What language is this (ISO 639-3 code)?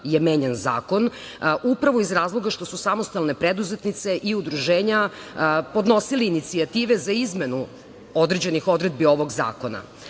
srp